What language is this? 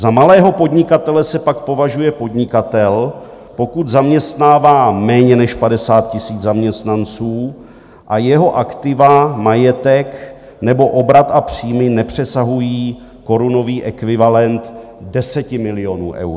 Czech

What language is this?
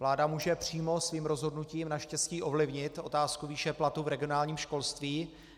Czech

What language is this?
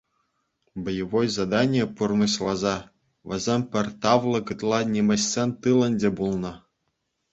Chuvash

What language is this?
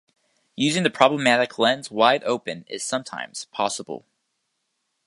English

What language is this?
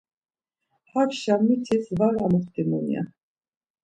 Laz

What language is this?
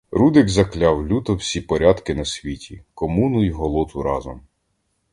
Ukrainian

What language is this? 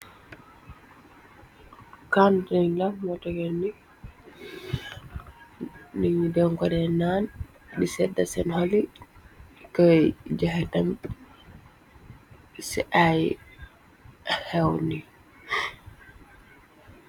Wolof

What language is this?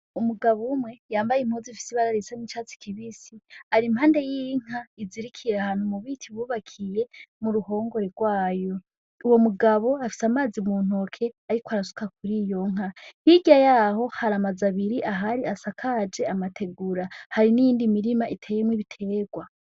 Rundi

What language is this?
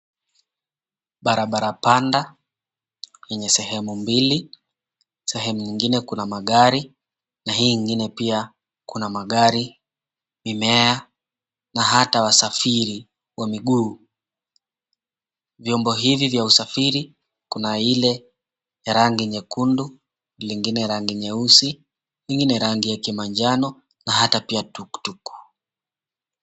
Swahili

